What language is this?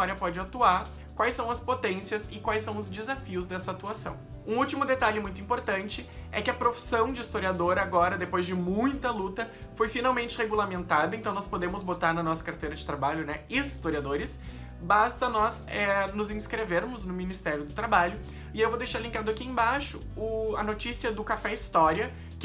Portuguese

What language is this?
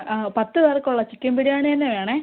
Malayalam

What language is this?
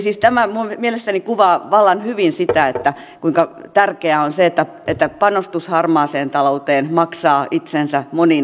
Finnish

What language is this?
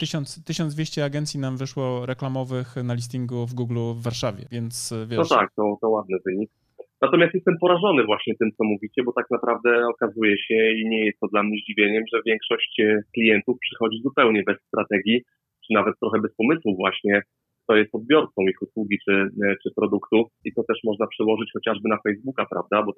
Polish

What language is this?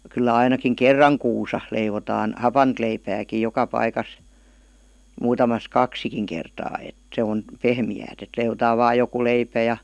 Finnish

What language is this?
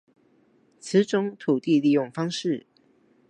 Chinese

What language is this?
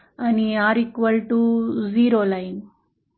Marathi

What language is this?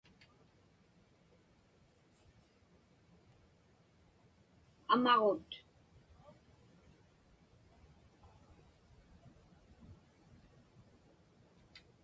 Inupiaq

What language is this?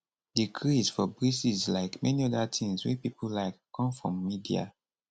Nigerian Pidgin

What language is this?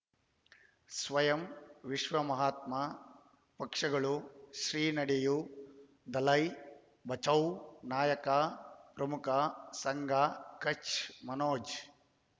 Kannada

